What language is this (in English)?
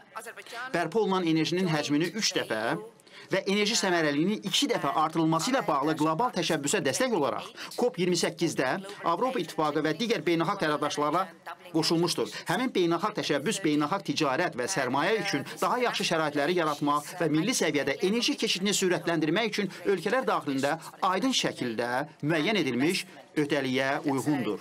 Turkish